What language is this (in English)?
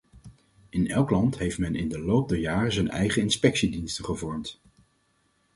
Dutch